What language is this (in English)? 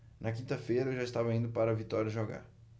Portuguese